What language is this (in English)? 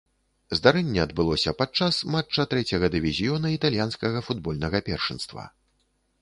Belarusian